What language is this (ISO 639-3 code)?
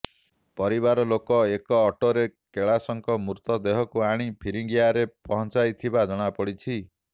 ori